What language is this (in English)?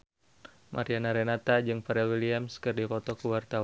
Sundanese